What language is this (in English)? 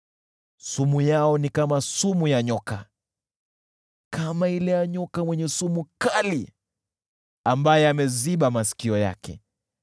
Swahili